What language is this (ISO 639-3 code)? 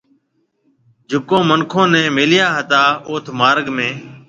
mve